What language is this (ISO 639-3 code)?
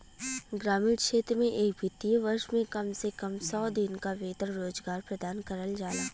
bho